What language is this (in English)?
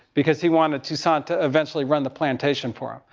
English